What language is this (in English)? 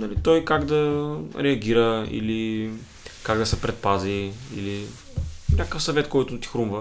Bulgarian